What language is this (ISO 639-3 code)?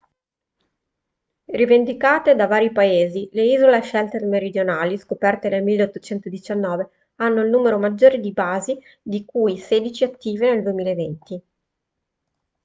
ita